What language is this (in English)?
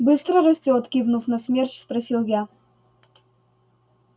Russian